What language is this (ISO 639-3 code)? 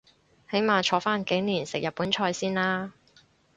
yue